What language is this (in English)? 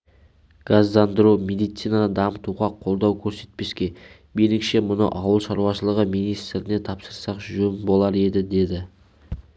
Kazakh